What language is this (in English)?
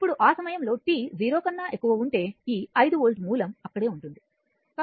Telugu